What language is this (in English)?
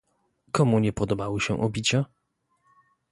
Polish